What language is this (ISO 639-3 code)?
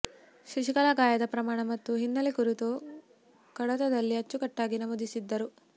kan